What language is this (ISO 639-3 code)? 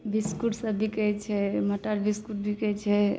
mai